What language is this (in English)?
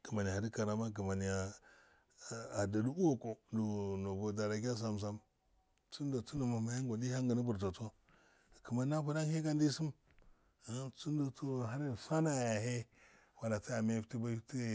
Afade